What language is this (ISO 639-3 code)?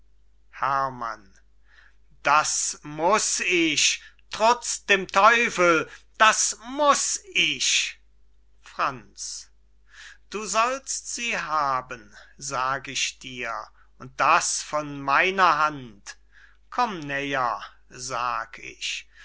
deu